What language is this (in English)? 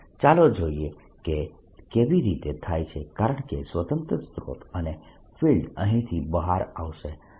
Gujarati